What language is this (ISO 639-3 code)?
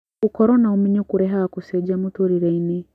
kik